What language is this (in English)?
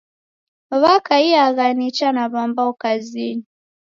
Taita